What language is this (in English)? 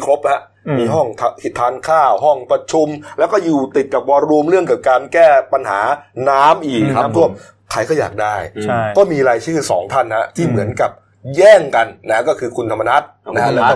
Thai